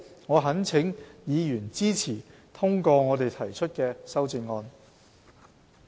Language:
Cantonese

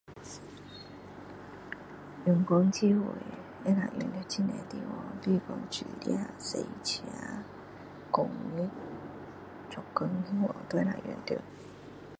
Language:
Min Dong Chinese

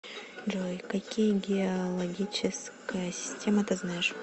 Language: Russian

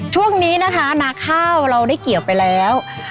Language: Thai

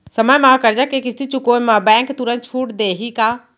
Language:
Chhattisgarhi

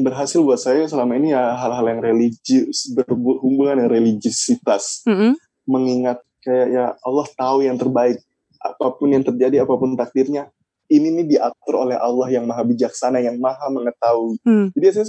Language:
Indonesian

